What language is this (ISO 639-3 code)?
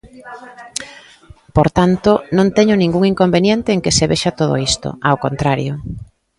glg